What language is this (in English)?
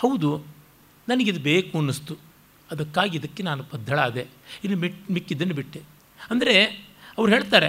Kannada